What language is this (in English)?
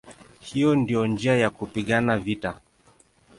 Swahili